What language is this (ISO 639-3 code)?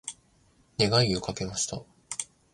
jpn